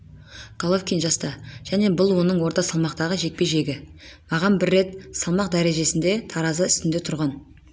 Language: Kazakh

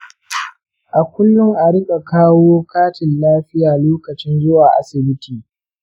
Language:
Hausa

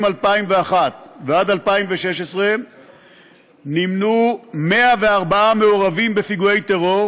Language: Hebrew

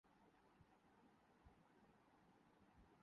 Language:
Urdu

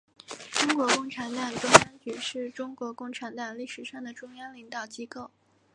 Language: Chinese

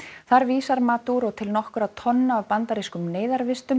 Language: Icelandic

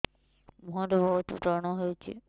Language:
Odia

